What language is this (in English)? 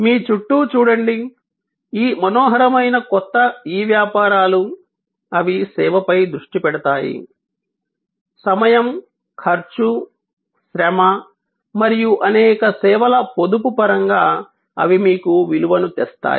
Telugu